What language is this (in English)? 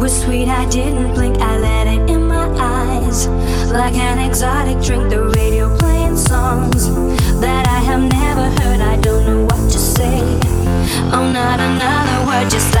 English